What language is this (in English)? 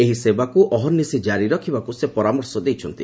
Odia